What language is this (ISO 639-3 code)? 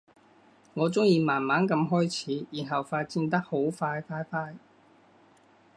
yue